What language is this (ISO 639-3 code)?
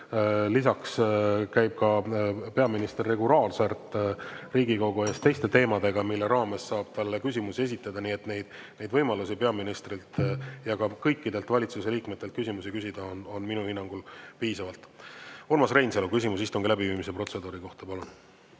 est